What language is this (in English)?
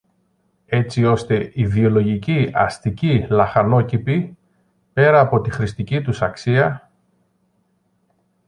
Greek